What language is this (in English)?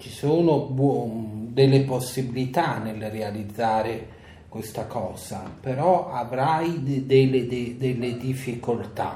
Italian